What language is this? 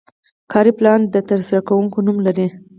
Pashto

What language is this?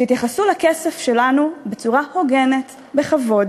Hebrew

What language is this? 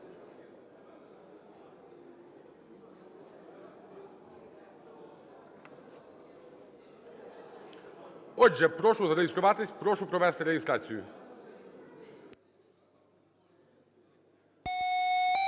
Ukrainian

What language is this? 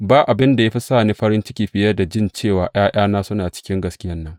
Hausa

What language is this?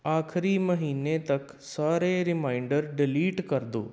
Punjabi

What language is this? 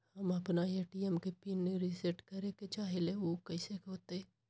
Magahi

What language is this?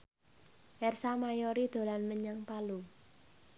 Javanese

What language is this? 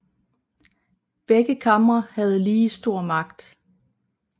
Danish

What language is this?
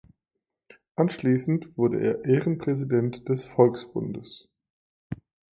German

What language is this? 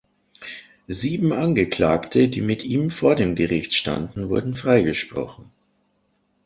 German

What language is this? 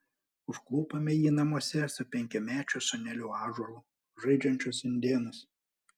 Lithuanian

